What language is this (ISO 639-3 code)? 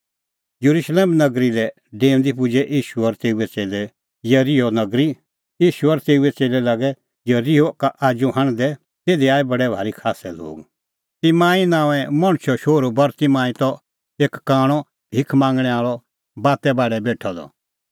kfx